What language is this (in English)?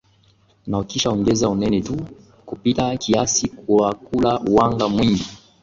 Swahili